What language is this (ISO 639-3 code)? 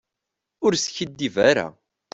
kab